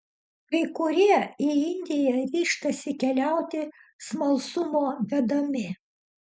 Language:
Lithuanian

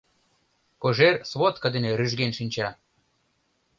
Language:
Mari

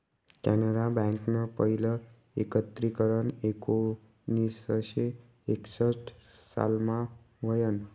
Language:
Marathi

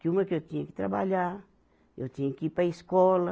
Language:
Portuguese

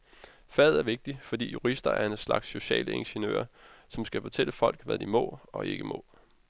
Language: Danish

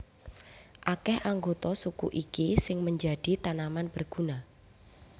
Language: Javanese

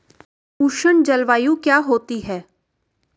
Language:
Hindi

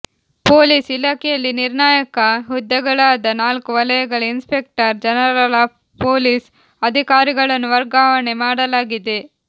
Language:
Kannada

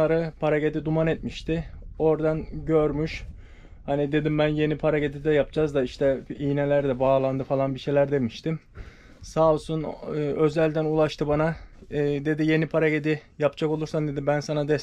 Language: Turkish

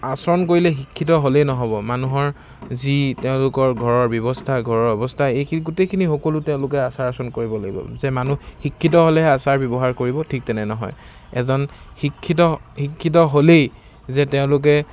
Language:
Assamese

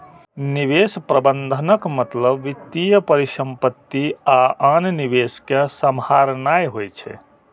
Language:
Maithili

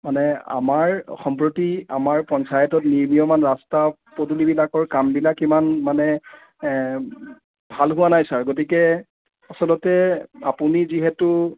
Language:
Assamese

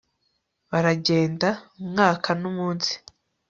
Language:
Kinyarwanda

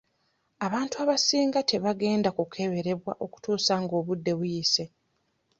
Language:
Ganda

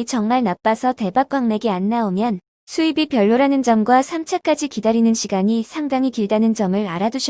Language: Korean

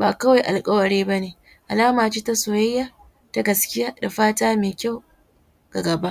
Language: Hausa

